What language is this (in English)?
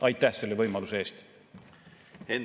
Estonian